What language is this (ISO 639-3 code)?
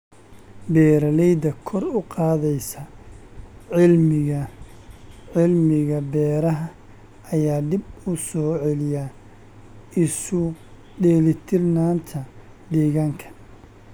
som